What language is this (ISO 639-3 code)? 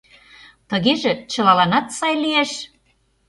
chm